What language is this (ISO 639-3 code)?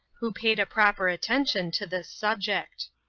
eng